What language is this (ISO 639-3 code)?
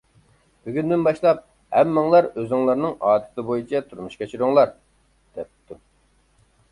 uig